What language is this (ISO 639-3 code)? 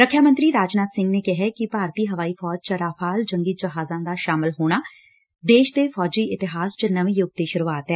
pan